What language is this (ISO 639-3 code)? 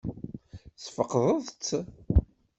kab